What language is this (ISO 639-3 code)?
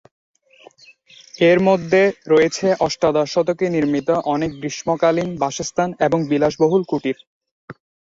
ben